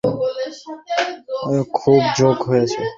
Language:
Bangla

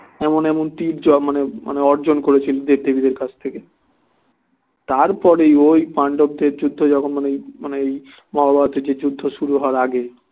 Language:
Bangla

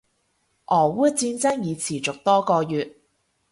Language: Cantonese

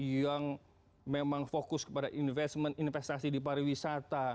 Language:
Indonesian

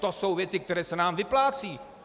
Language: Czech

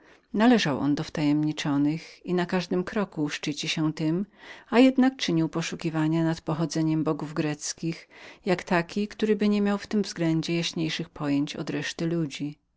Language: Polish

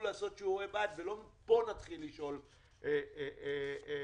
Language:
Hebrew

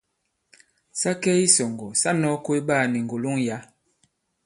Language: Bankon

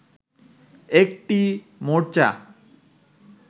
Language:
Bangla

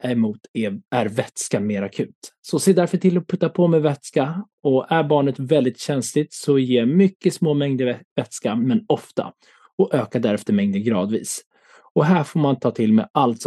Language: Swedish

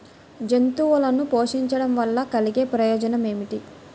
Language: Telugu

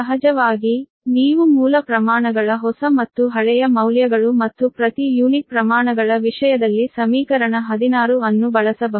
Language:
Kannada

